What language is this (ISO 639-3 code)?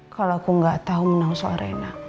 ind